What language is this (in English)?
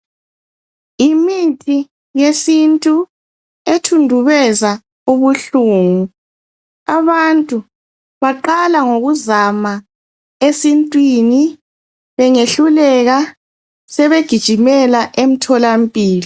North Ndebele